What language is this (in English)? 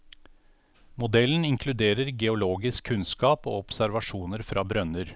Norwegian